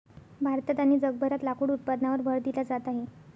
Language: Marathi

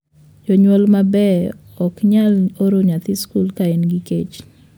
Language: Luo (Kenya and Tanzania)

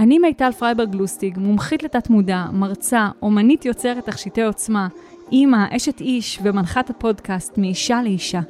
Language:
Hebrew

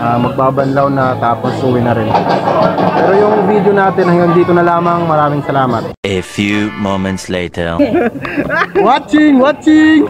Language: Filipino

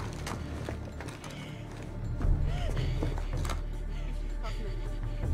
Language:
Korean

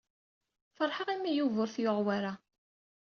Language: Kabyle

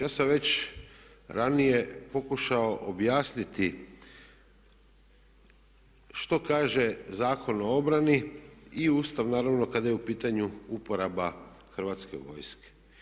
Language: Croatian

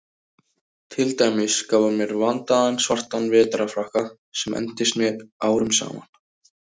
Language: Icelandic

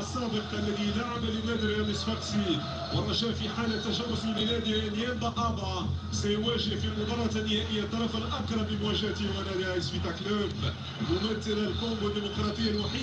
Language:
Arabic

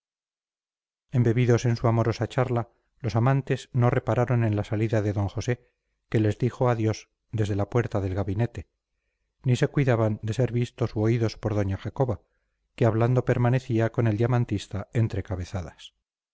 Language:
Spanish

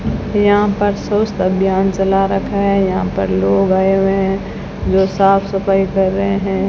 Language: Hindi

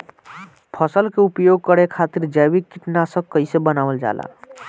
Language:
Bhojpuri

